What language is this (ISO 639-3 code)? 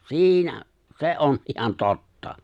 fin